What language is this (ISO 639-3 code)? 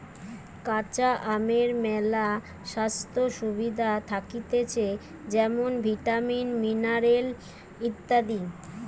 ben